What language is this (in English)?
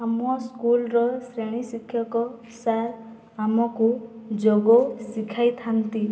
Odia